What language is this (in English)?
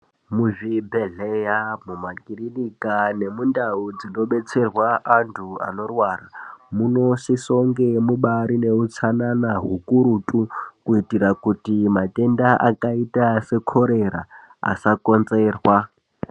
Ndau